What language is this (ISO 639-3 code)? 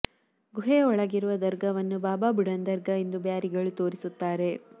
kan